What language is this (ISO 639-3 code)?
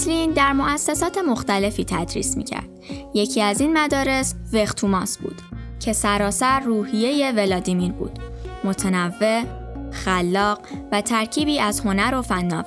fas